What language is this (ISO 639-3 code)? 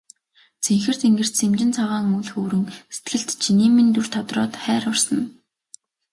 mon